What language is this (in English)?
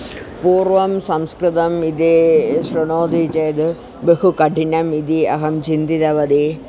Sanskrit